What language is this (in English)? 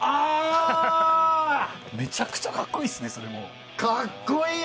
Japanese